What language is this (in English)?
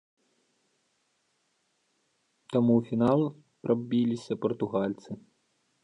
Belarusian